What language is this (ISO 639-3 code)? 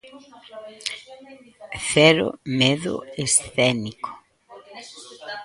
glg